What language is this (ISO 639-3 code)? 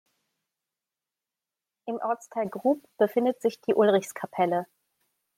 deu